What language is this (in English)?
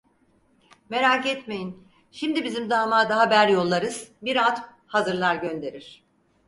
Turkish